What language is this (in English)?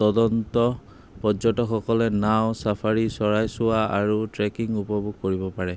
Assamese